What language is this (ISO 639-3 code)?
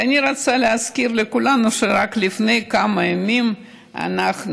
heb